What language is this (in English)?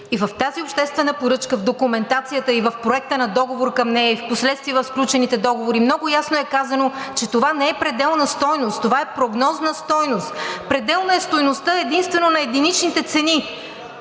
Bulgarian